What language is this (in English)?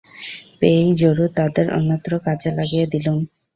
Bangla